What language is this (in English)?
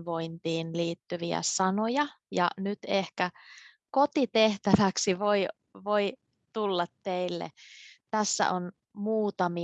Finnish